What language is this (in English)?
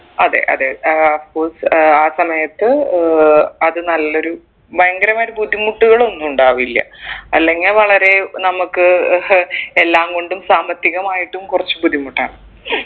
Malayalam